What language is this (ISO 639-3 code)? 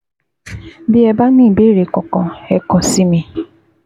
yor